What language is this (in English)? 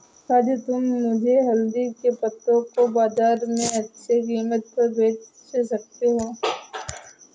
Hindi